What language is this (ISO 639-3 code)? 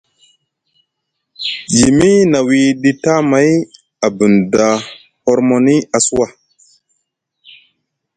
mug